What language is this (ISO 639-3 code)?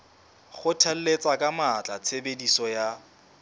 sot